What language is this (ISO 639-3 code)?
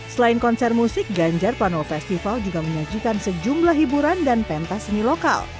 ind